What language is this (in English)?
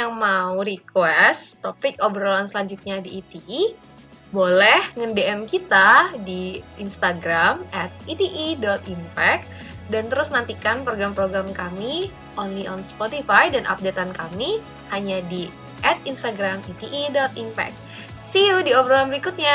Indonesian